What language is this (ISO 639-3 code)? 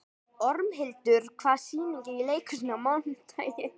isl